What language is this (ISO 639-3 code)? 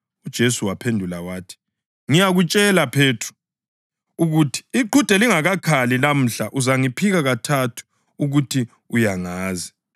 nde